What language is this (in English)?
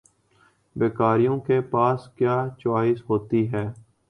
Urdu